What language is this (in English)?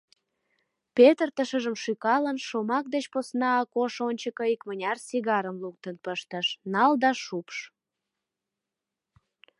Mari